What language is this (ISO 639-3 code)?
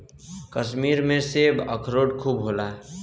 bho